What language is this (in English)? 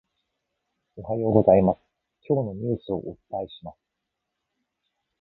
Japanese